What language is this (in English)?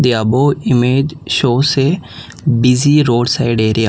English